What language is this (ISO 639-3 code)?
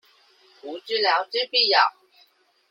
zho